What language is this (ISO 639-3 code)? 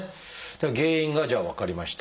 jpn